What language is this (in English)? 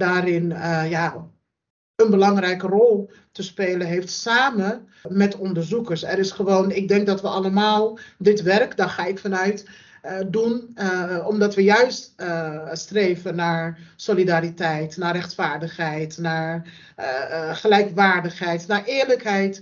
Dutch